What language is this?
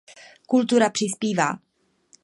Czech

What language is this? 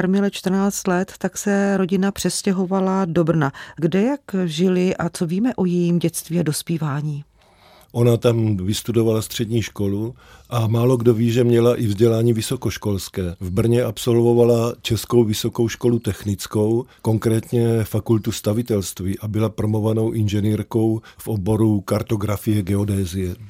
Czech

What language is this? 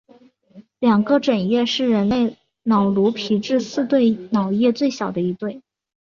Chinese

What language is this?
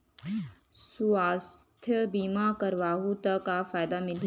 Chhattisgarhi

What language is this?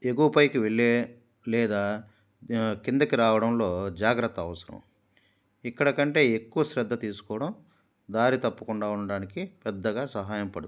Telugu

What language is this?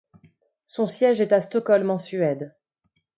French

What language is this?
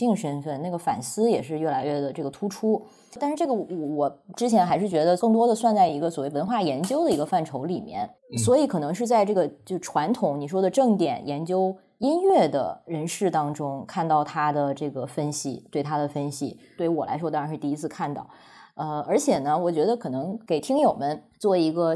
Chinese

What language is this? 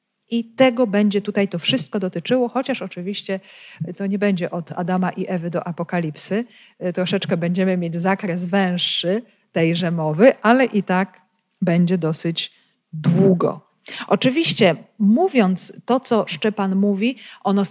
Polish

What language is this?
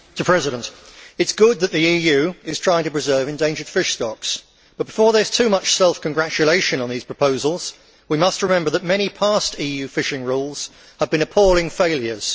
English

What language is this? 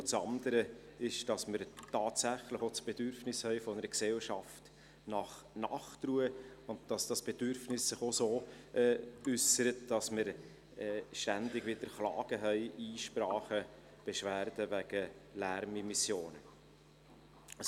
Swiss German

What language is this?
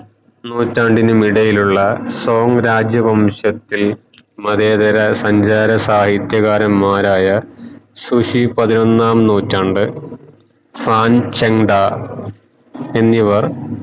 Malayalam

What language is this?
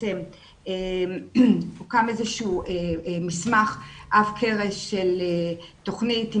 Hebrew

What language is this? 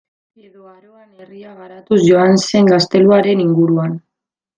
Basque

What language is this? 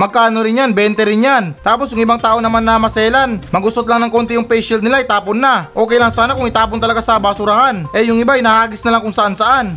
Filipino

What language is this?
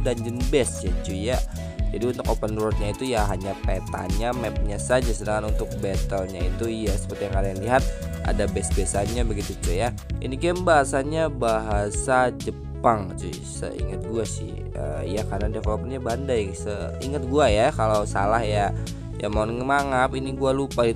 Indonesian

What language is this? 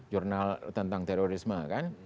Indonesian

